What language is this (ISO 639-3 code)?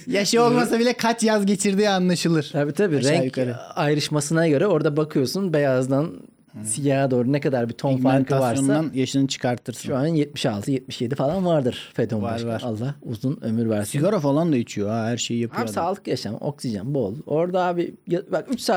tur